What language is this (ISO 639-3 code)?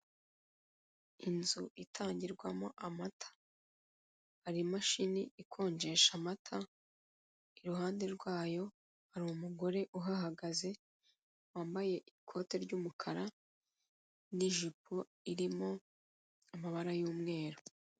kin